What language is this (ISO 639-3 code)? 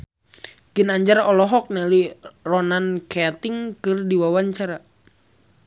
sun